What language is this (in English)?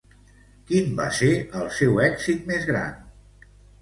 Catalan